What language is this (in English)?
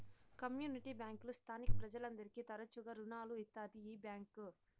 Telugu